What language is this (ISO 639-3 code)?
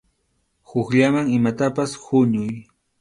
qxu